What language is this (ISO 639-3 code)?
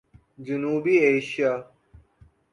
urd